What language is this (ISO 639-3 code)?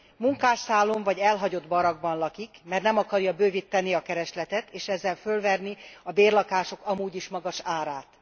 hun